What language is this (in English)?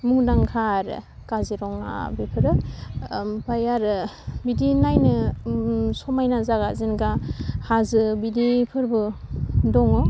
Bodo